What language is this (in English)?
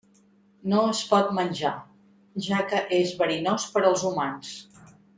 Catalan